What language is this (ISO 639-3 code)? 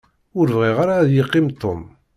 kab